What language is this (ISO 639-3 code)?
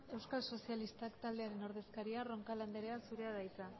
eus